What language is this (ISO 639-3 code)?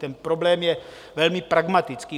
ces